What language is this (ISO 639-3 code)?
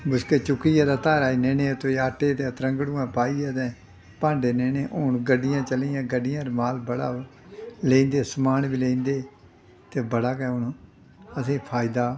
doi